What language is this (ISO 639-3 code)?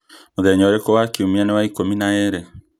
kik